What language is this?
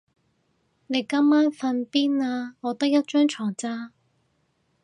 Cantonese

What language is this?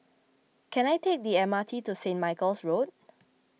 English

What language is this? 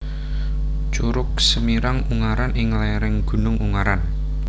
Javanese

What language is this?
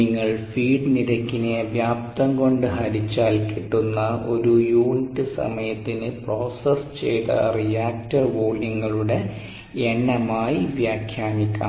Malayalam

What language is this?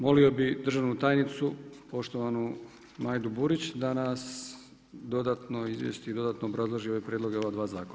Croatian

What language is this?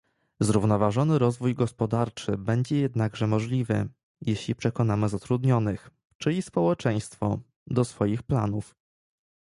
Polish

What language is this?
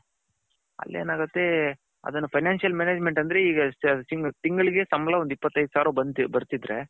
Kannada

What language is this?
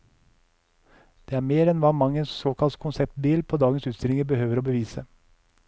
Norwegian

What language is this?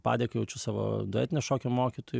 Lithuanian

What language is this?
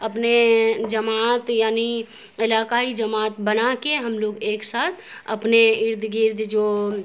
Urdu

